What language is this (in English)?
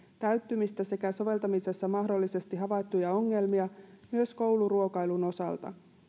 Finnish